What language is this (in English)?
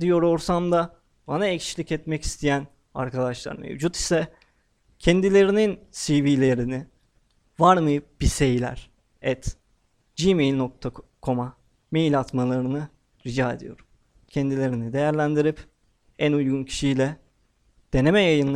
Turkish